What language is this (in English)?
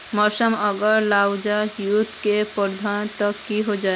Magahi